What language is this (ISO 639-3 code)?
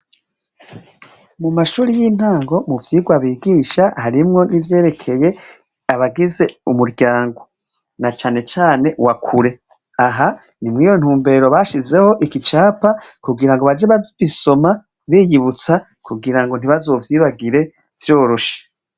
run